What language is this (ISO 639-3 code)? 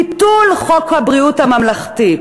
heb